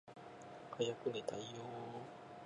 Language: Japanese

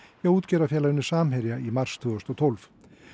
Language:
Icelandic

